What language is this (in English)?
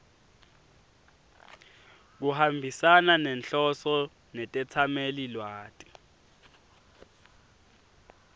Swati